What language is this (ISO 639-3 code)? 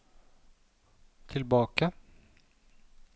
nor